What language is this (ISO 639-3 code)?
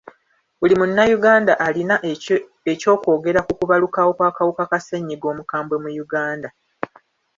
lug